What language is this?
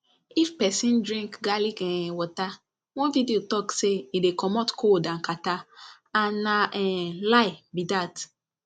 Nigerian Pidgin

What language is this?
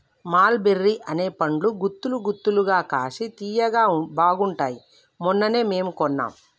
Telugu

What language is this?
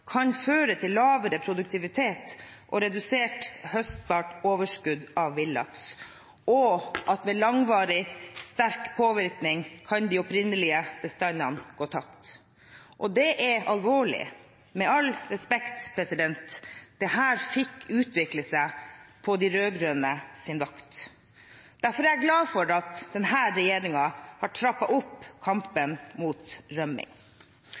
Norwegian Bokmål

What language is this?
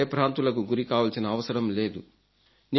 Telugu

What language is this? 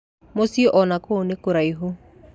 Kikuyu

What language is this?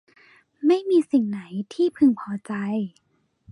Thai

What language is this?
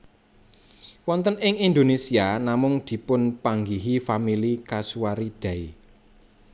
Javanese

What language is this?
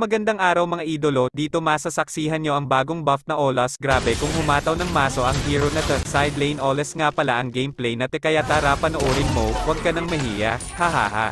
Filipino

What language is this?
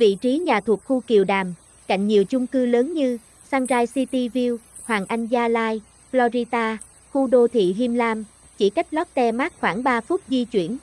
Vietnamese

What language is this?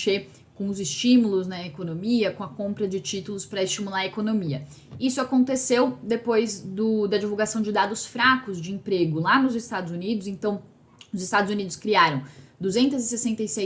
Portuguese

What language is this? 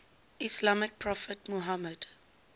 English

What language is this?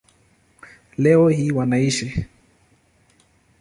Swahili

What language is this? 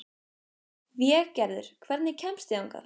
Icelandic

